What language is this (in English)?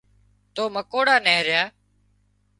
Wadiyara Koli